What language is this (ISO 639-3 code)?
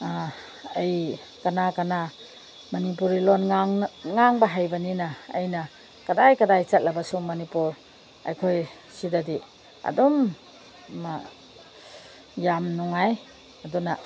mni